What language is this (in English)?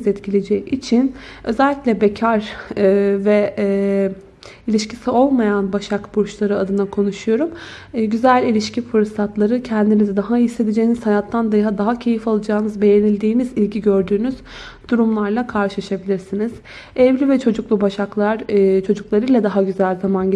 Turkish